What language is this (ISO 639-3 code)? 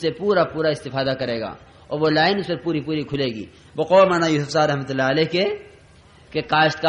ara